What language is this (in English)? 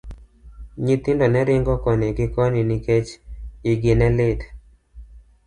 Luo (Kenya and Tanzania)